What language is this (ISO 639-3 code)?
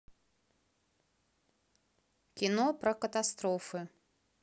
rus